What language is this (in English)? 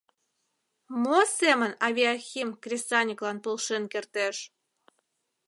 Mari